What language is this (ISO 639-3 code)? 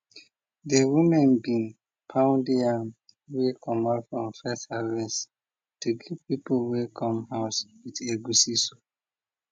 pcm